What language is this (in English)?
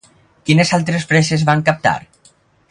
Catalan